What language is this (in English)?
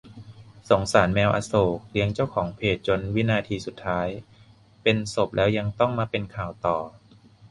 Thai